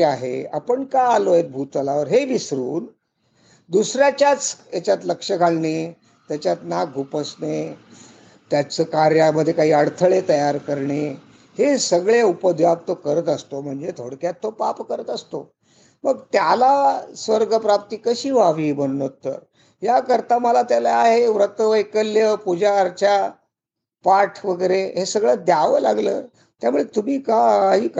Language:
Marathi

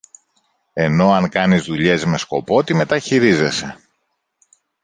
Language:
Greek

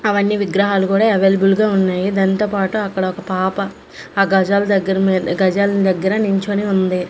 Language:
Telugu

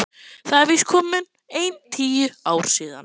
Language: Icelandic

